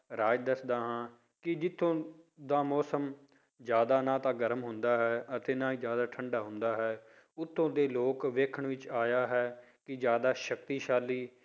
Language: Punjabi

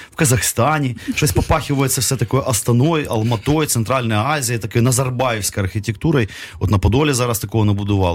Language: Ukrainian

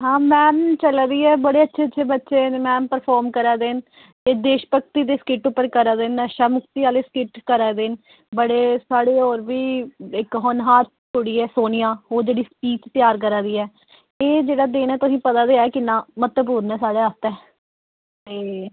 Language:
Dogri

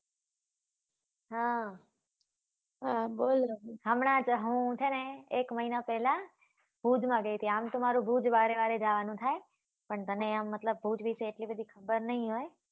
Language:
Gujarati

